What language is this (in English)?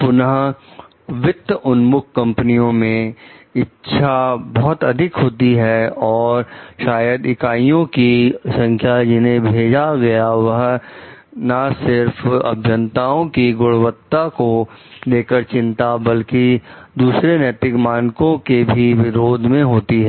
Hindi